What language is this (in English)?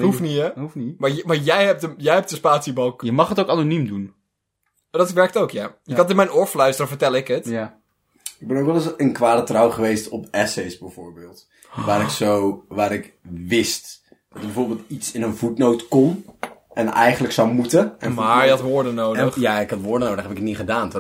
Dutch